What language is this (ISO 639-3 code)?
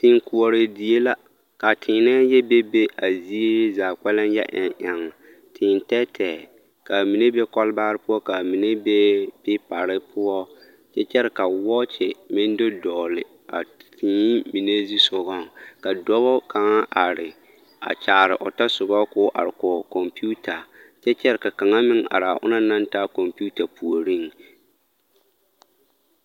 dga